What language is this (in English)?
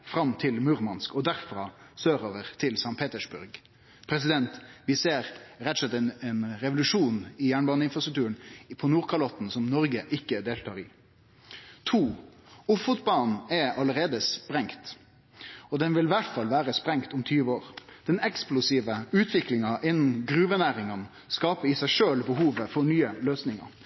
Norwegian Nynorsk